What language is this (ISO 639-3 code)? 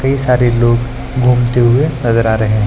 hin